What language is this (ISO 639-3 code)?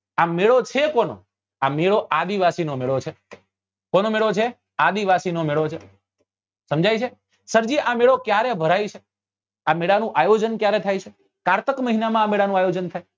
guj